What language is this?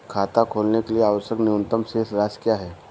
Hindi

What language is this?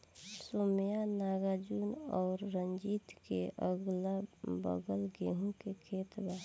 Bhojpuri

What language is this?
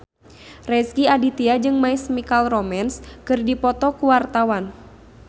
Sundanese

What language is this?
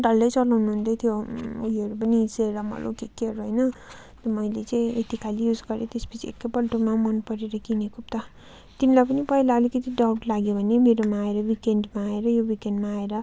Nepali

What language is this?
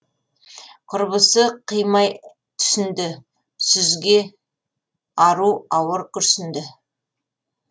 Kazakh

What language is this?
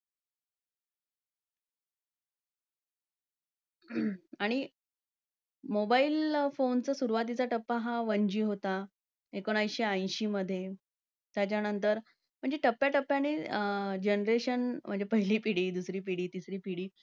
Marathi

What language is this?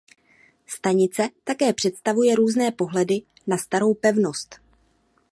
Czech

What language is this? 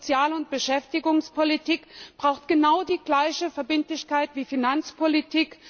German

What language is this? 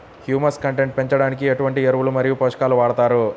Telugu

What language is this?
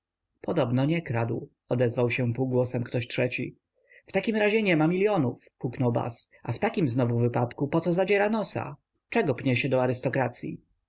Polish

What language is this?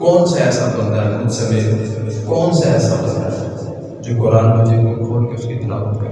Urdu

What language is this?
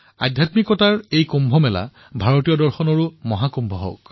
Assamese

